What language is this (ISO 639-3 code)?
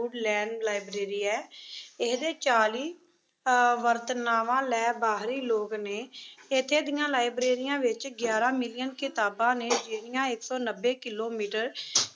pan